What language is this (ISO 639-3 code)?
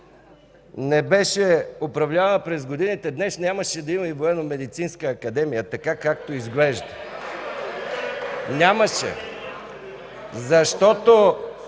bul